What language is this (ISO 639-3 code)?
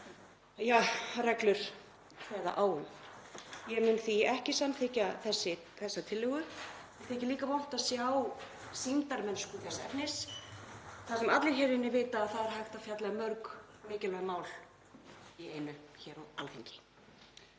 isl